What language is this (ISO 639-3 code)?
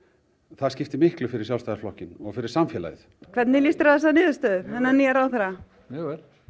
isl